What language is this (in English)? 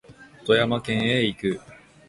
Japanese